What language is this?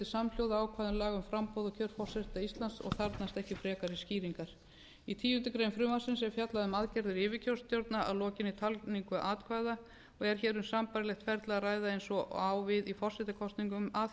Icelandic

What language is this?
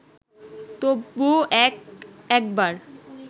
Bangla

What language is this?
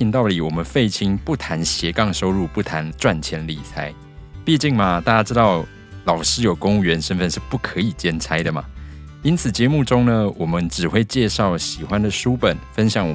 Chinese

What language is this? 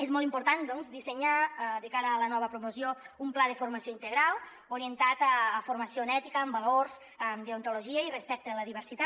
Catalan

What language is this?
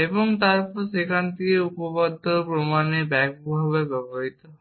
Bangla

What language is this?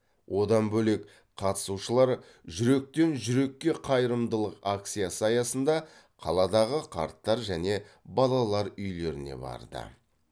Kazakh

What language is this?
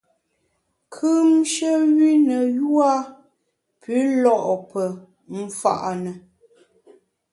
Bamun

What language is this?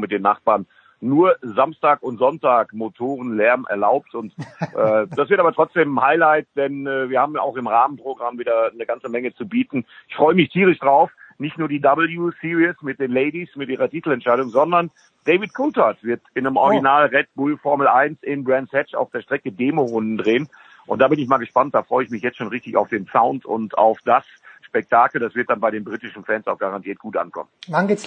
German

